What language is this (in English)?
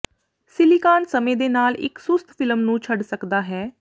Punjabi